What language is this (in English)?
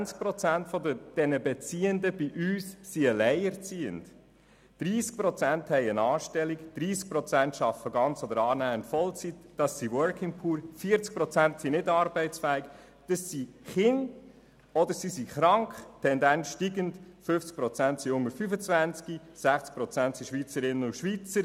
Swiss German